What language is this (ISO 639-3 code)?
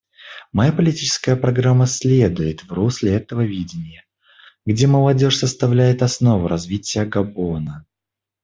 rus